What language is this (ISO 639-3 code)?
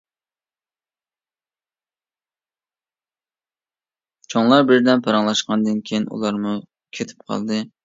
uig